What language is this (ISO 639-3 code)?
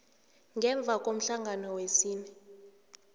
nbl